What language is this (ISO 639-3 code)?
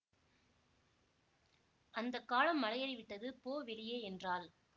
tam